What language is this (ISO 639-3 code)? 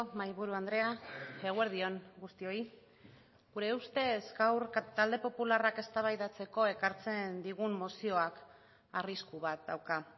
eus